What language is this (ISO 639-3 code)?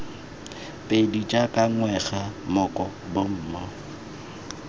tsn